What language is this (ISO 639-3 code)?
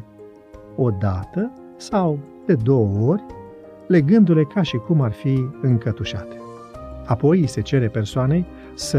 ron